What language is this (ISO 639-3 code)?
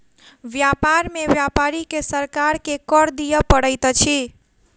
mai